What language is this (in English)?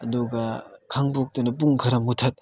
Manipuri